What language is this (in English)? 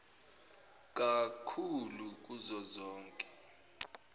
Zulu